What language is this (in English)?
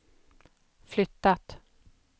Swedish